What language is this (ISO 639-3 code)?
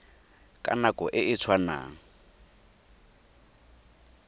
tsn